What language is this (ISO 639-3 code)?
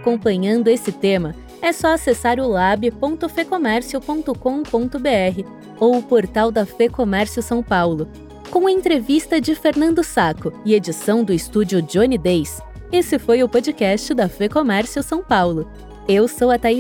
por